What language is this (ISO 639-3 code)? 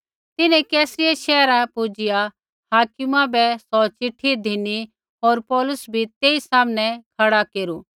kfx